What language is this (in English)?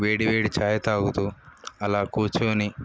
Telugu